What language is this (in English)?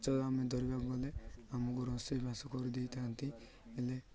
Odia